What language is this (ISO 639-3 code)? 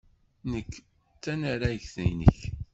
kab